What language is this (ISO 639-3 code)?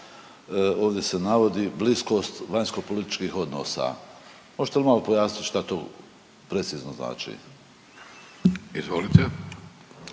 hrv